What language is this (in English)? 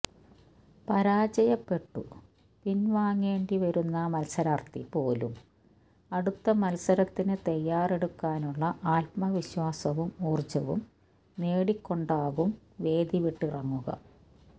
Malayalam